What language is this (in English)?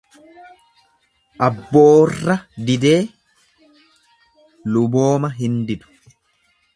Oromo